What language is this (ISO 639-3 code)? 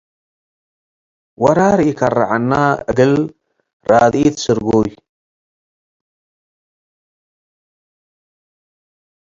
tig